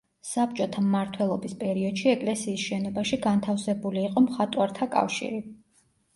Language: Georgian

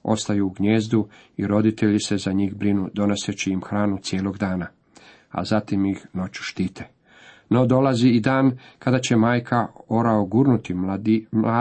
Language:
Croatian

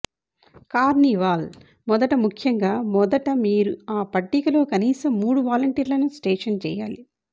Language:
Telugu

